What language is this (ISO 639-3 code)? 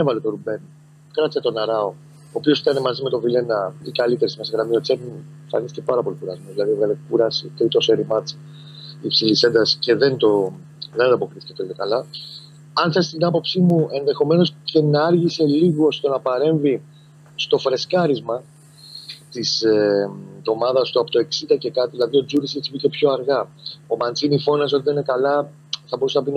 ell